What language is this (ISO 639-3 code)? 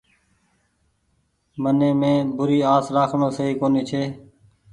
gig